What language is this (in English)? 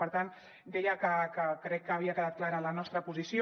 Catalan